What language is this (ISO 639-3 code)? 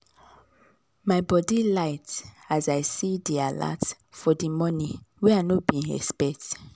pcm